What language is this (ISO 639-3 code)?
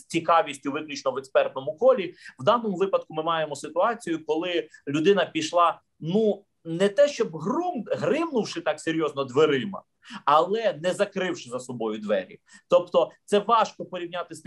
ukr